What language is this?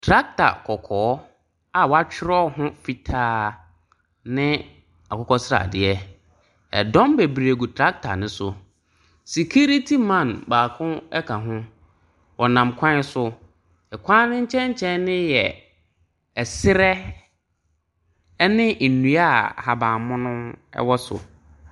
Akan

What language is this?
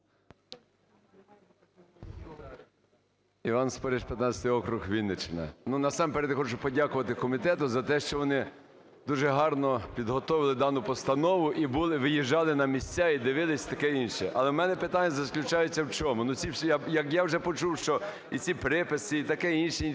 Ukrainian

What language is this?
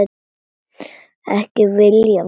Icelandic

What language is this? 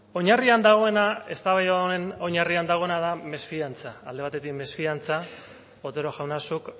Basque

